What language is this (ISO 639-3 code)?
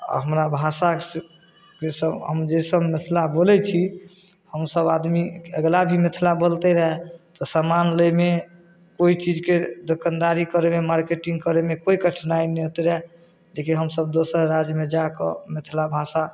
mai